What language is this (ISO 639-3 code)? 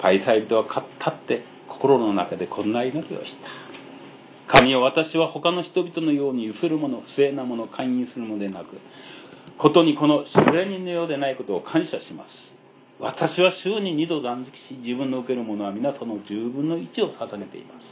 jpn